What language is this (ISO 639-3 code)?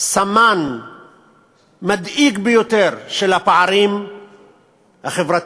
heb